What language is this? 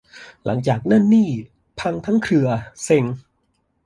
Thai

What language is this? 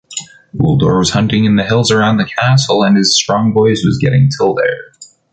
English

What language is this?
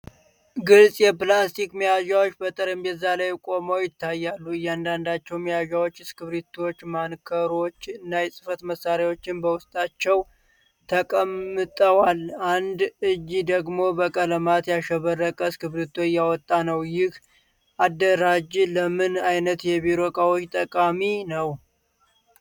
Amharic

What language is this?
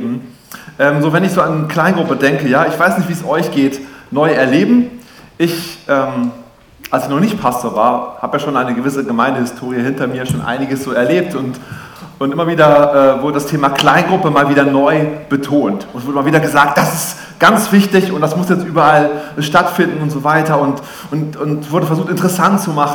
German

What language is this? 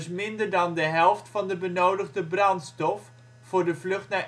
Dutch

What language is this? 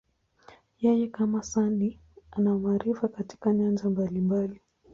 Swahili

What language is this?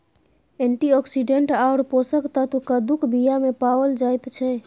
Maithili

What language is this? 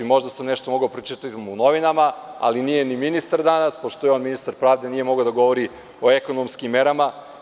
Serbian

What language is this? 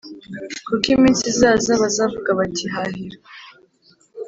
Kinyarwanda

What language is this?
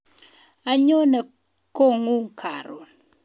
Kalenjin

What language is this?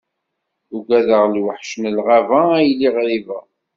Kabyle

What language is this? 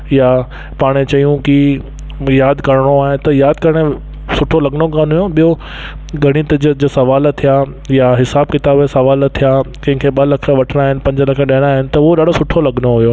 Sindhi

